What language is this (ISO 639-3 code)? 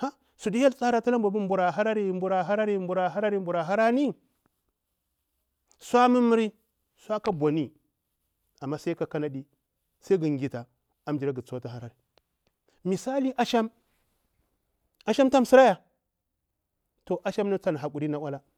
bwr